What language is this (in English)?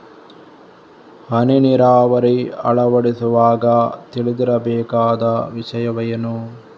Kannada